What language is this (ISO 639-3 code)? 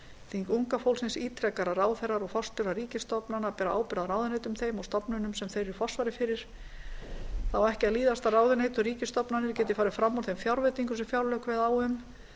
isl